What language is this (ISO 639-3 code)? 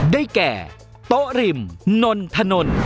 tha